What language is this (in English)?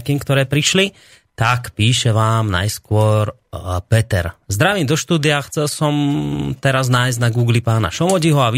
Slovak